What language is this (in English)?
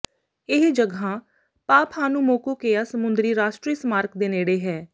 Punjabi